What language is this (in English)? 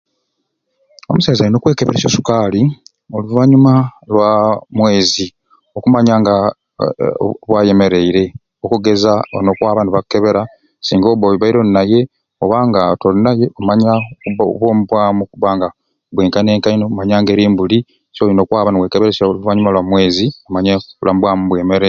Ruuli